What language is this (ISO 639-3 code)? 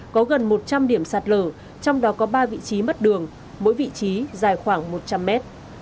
vie